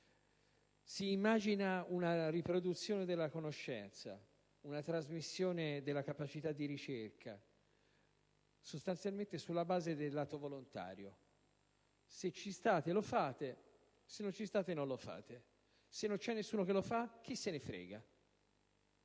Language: Italian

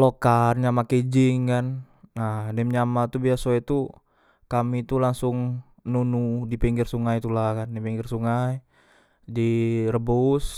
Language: Musi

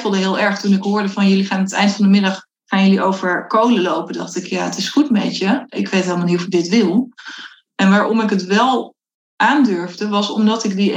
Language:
Dutch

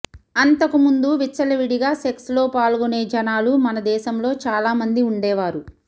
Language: Telugu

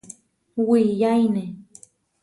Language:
Huarijio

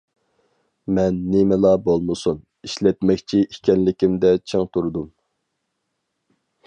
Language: Uyghur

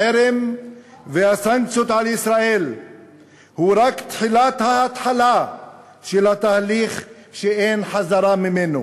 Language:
Hebrew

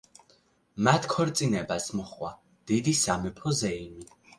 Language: Georgian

